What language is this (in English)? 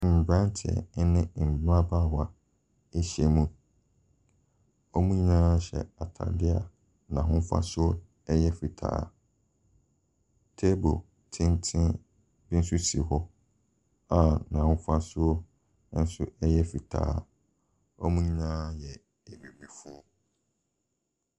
Akan